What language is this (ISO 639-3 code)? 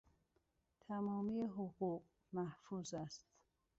fas